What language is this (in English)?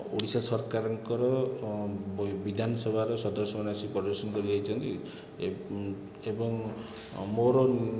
Odia